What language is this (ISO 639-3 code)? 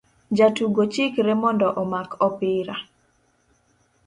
luo